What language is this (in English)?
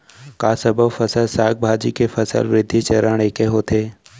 Chhattisgarhi